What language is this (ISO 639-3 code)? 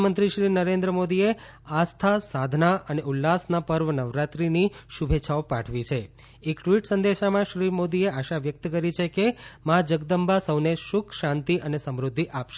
guj